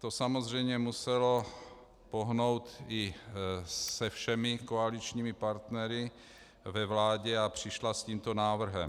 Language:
Czech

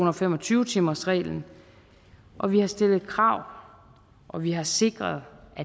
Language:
Danish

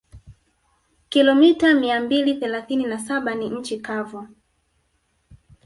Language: Swahili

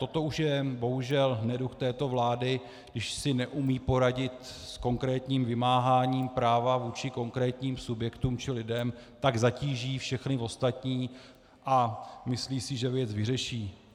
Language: Czech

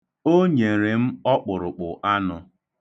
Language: Igbo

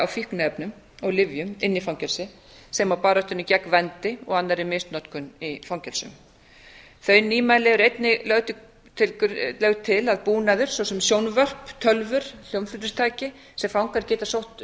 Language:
Icelandic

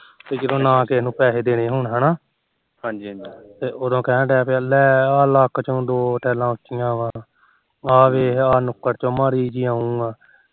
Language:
Punjabi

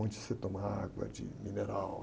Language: Portuguese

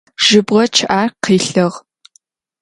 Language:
Adyghe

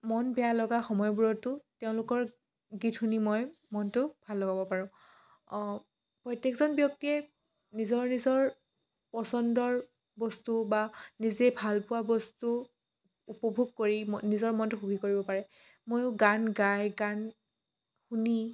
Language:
Assamese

